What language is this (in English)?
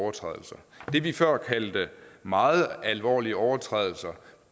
Danish